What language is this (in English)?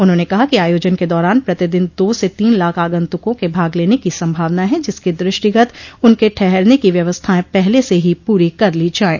Hindi